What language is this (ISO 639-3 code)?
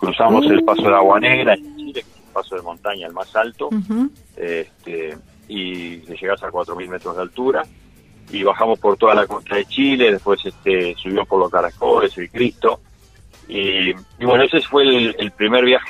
spa